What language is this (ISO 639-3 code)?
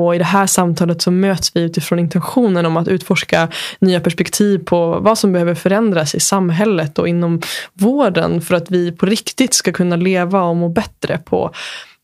swe